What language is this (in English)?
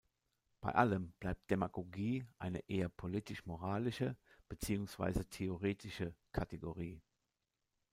German